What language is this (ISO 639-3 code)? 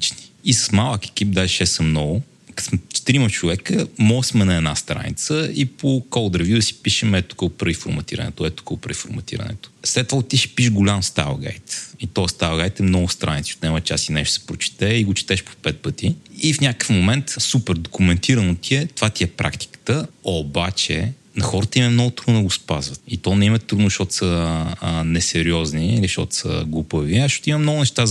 bul